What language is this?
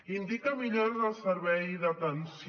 Catalan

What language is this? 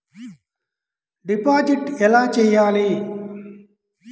Telugu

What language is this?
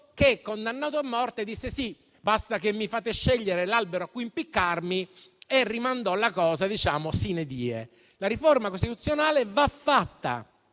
Italian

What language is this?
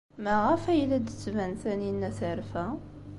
Kabyle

